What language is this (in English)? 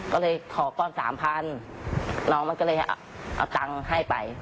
Thai